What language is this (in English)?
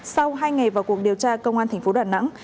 Vietnamese